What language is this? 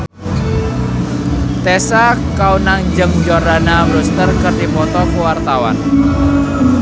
Sundanese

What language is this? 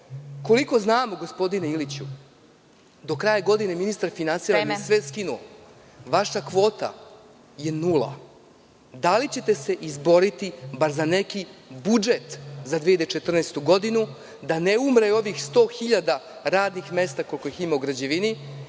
Serbian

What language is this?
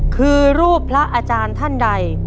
Thai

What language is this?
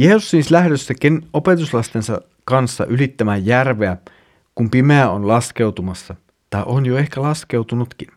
Finnish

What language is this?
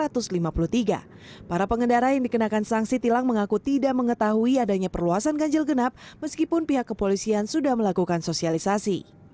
Indonesian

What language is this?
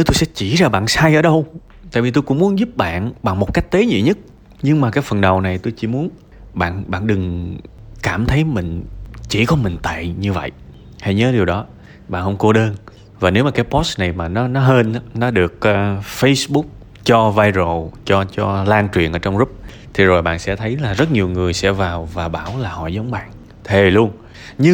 Vietnamese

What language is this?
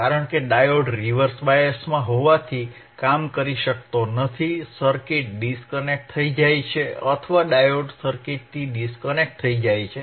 Gujarati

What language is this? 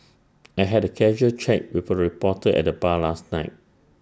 English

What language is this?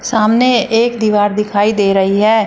Hindi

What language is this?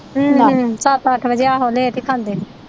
Punjabi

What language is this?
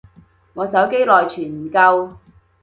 Cantonese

